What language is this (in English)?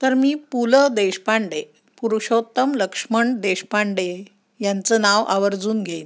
Marathi